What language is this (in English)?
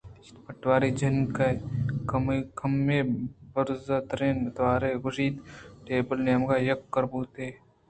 Eastern Balochi